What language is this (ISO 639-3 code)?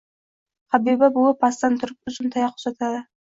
uzb